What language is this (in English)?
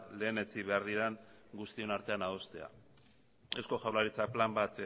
Basque